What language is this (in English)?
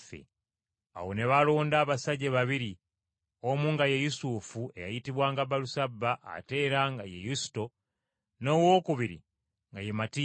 Ganda